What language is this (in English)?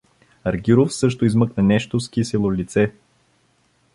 Bulgarian